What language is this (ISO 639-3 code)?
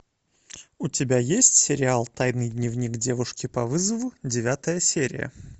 rus